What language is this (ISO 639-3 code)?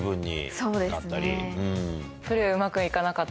jpn